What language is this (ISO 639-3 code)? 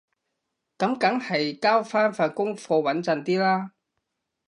yue